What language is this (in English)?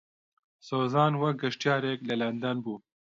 Central Kurdish